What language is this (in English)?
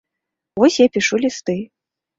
Belarusian